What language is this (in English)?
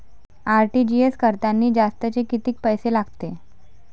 Marathi